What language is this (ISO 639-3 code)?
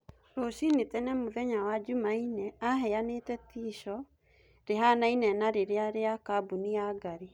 kik